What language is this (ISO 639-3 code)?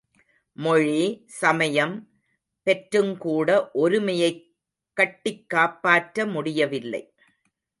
tam